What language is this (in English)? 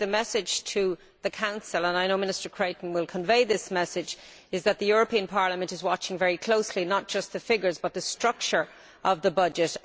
English